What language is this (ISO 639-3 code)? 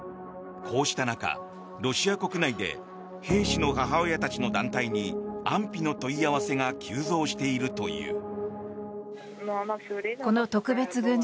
jpn